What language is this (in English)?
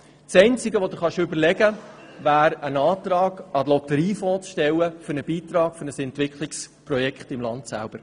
Swiss German